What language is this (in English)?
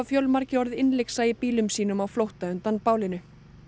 Icelandic